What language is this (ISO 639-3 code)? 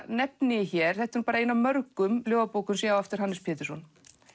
isl